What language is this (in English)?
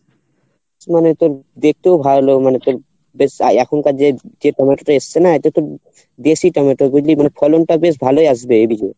Bangla